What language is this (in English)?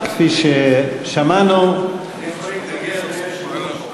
Hebrew